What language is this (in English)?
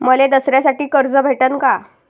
Marathi